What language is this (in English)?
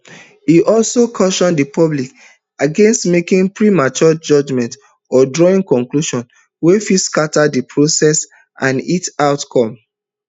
Nigerian Pidgin